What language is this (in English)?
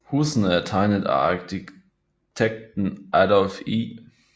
Danish